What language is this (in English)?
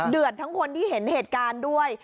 Thai